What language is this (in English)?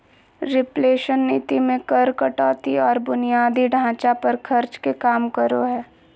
Magahi